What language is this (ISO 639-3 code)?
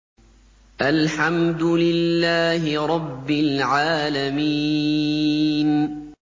ara